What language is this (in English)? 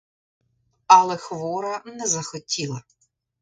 Ukrainian